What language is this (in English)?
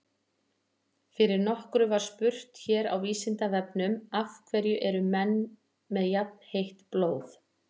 Icelandic